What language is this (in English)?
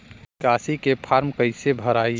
Bhojpuri